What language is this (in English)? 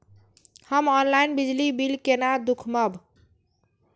Maithili